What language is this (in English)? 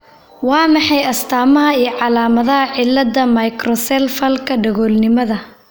Somali